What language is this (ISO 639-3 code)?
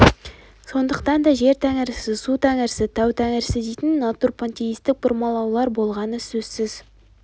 kaz